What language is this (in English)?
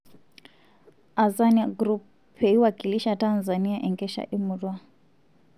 Masai